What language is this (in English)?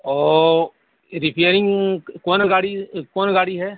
Urdu